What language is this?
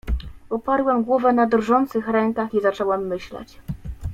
Polish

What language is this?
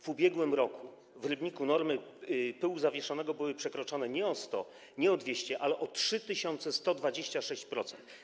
Polish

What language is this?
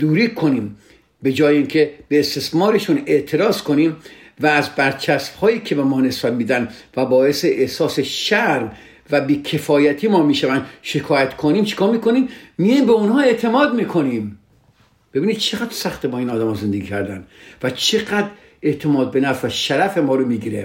Persian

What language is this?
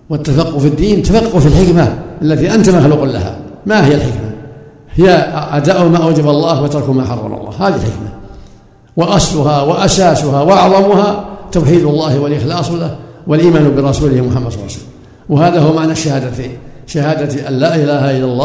Arabic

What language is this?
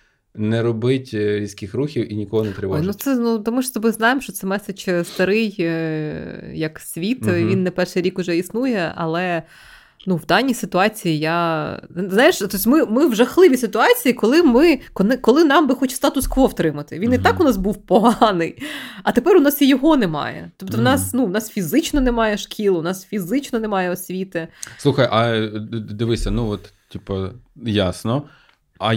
Ukrainian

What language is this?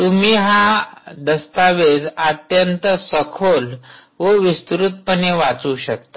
Marathi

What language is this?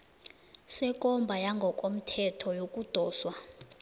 South Ndebele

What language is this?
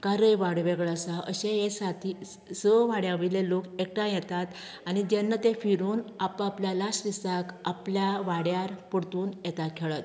Konkani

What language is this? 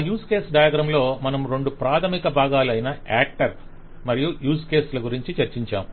Telugu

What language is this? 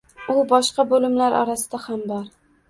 Uzbek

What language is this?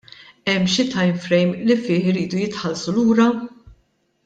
Maltese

